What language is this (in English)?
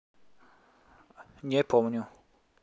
Russian